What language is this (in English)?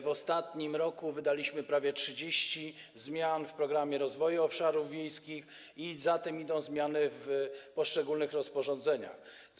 Polish